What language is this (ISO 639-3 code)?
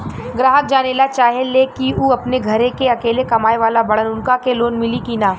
bho